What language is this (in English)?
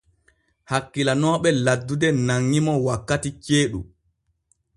Borgu Fulfulde